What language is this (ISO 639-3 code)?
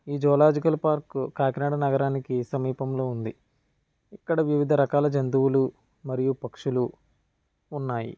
tel